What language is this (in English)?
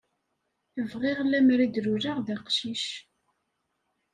Kabyle